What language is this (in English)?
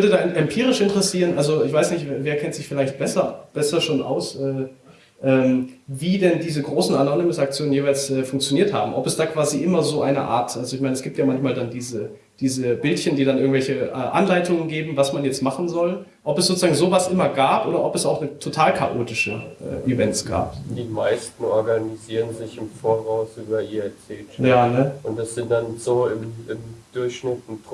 German